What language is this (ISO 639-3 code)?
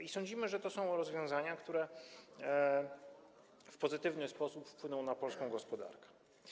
pol